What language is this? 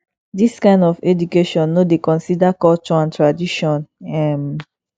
Nigerian Pidgin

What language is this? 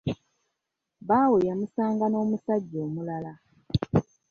Ganda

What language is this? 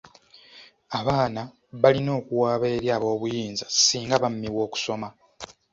Ganda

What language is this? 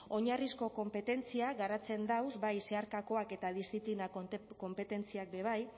Basque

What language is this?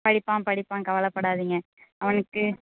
Tamil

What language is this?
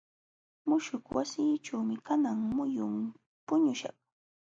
Jauja Wanca Quechua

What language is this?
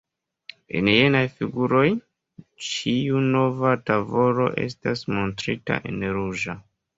Esperanto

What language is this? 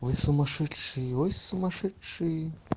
Russian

